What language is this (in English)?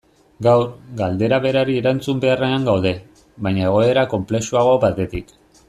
Basque